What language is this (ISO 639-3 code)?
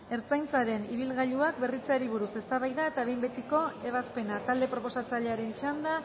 eus